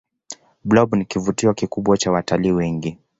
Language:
Swahili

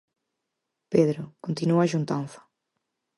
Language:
Galician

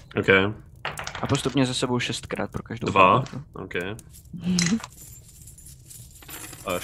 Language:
Czech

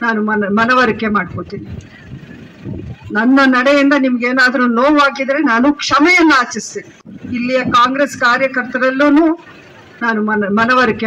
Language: Romanian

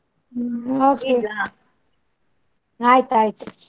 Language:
Kannada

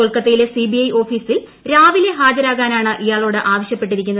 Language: Malayalam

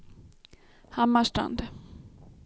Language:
Swedish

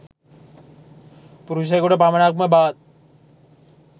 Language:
Sinhala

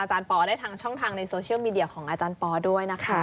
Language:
Thai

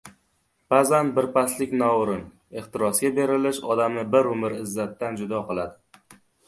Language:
Uzbek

